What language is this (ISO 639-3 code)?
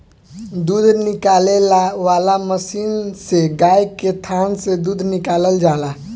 bho